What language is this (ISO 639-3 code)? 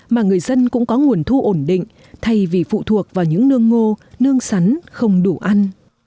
vie